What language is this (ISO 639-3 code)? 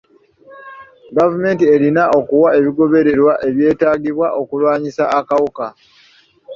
lug